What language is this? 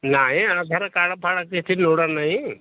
Odia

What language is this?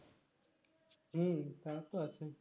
Bangla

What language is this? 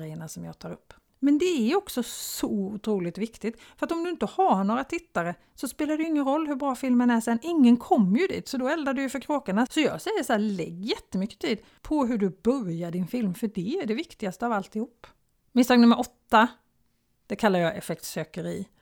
Swedish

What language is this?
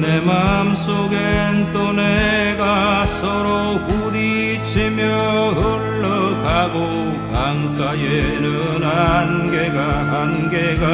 Korean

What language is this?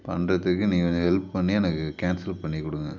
Tamil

